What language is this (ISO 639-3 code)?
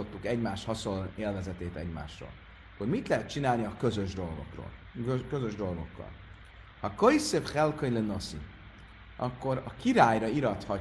hun